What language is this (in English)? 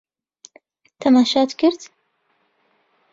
Central Kurdish